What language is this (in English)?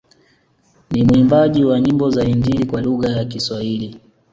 Swahili